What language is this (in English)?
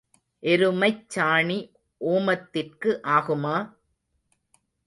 Tamil